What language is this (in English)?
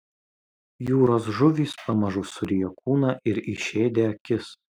Lithuanian